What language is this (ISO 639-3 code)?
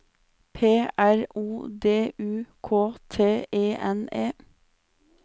nor